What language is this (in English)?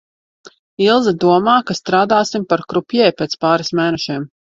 Latvian